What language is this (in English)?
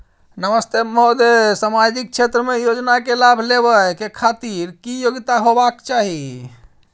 Maithili